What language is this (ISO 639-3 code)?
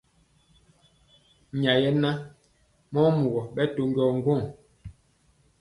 mcx